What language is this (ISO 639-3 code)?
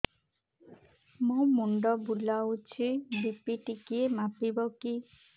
ori